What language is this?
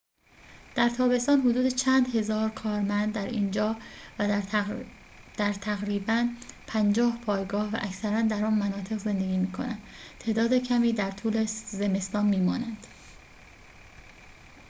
Persian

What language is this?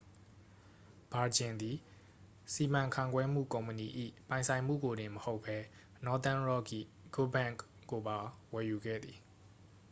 Burmese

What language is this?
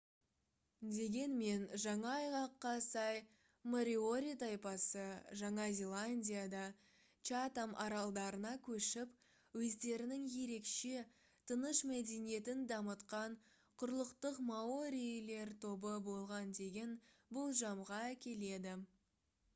Kazakh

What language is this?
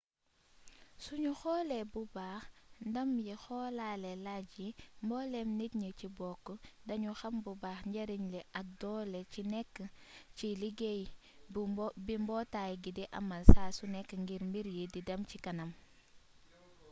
Wolof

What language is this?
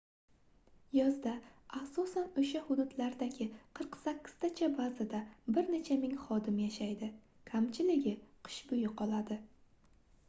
Uzbek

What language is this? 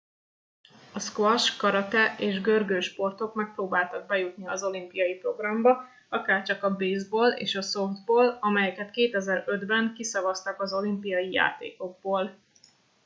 Hungarian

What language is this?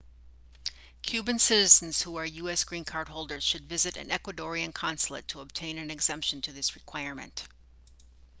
English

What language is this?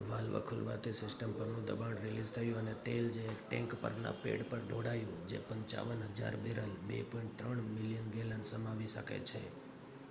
Gujarati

